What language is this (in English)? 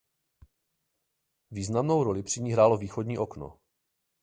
Czech